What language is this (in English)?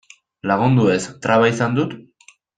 Basque